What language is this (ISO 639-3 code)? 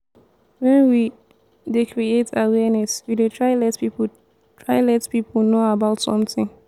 pcm